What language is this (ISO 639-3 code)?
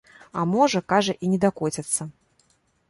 bel